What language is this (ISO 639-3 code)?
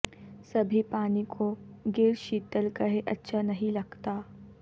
urd